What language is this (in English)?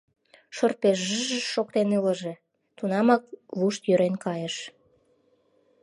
Mari